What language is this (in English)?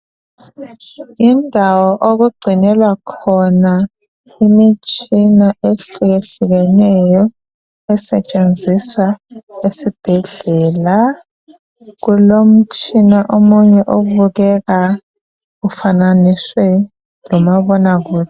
North Ndebele